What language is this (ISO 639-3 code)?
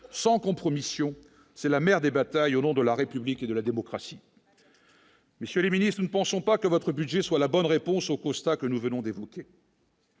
fra